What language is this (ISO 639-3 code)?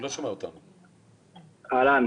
heb